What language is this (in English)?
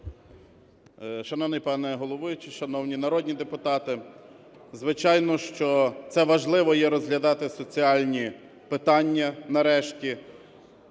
Ukrainian